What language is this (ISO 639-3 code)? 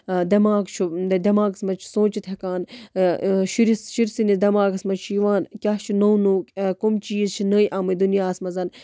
kas